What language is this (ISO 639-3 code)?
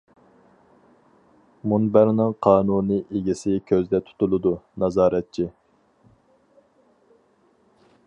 uig